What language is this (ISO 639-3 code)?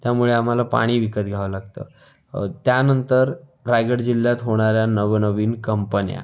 mar